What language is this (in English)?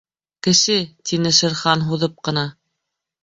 Bashkir